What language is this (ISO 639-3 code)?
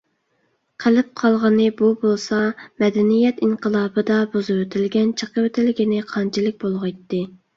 uig